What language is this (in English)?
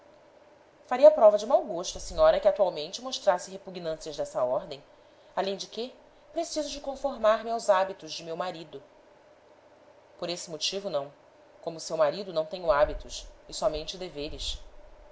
Portuguese